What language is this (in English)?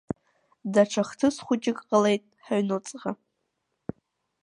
Abkhazian